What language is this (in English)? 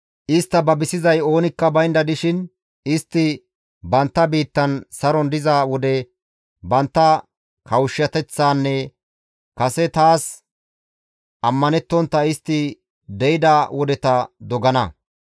Gamo